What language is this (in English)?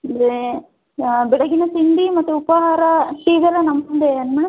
Kannada